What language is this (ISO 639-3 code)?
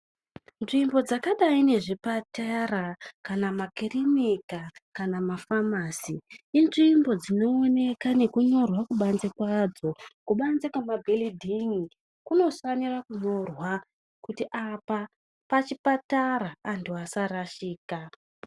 ndc